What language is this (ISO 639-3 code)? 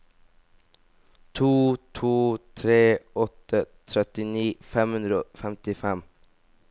nor